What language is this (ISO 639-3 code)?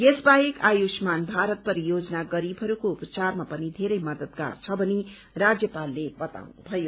nep